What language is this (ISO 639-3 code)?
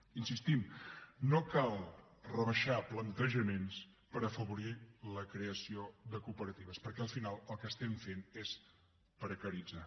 cat